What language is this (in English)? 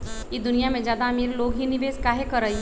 Magahi